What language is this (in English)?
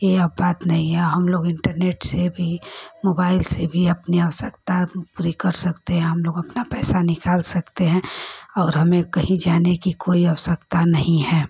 Hindi